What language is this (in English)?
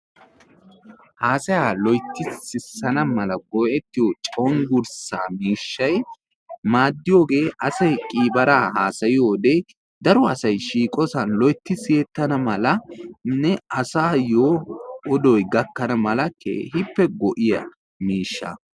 Wolaytta